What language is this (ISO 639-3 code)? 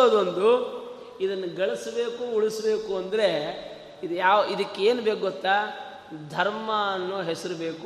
kan